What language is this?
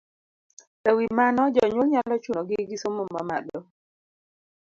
Luo (Kenya and Tanzania)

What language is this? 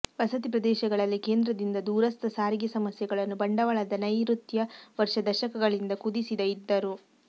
Kannada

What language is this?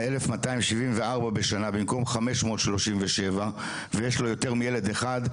Hebrew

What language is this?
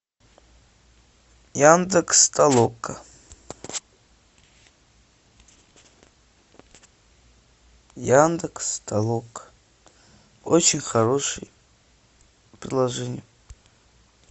Russian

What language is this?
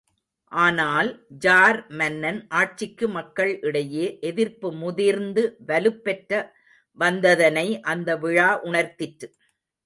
Tamil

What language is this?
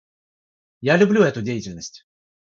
Russian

